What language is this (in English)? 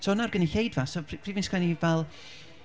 Welsh